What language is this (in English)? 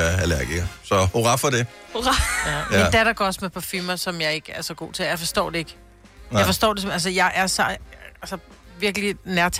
Danish